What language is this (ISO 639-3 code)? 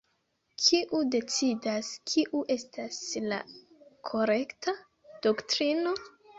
epo